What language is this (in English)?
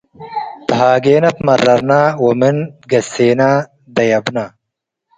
Tigre